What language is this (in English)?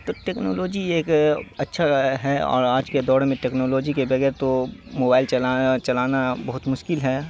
Urdu